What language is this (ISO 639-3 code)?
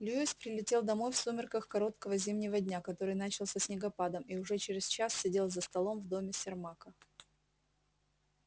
rus